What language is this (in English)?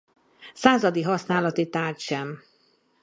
Hungarian